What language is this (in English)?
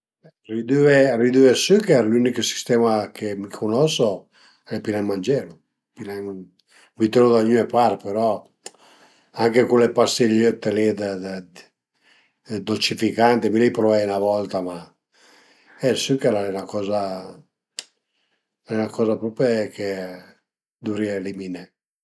Piedmontese